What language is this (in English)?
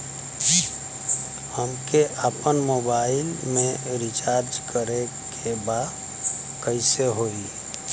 Bhojpuri